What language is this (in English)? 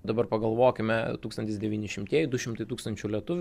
Lithuanian